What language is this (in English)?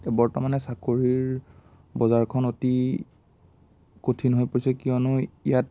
Assamese